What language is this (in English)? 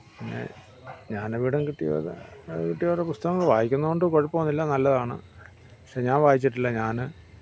Malayalam